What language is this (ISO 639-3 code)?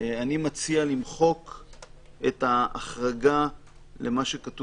heb